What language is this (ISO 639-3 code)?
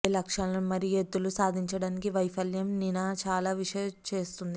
tel